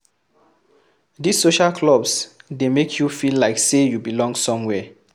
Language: Nigerian Pidgin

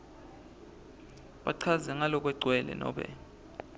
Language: Swati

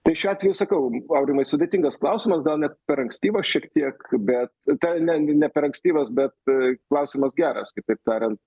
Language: Lithuanian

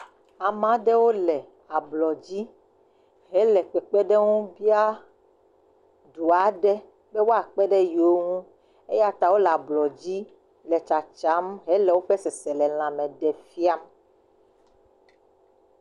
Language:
Ewe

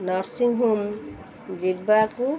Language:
Odia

